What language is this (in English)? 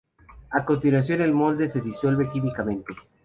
Spanish